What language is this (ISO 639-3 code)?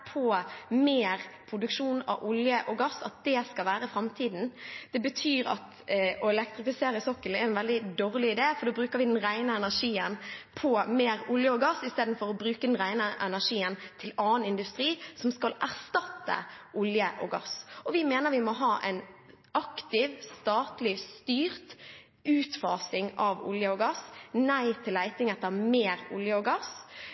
nob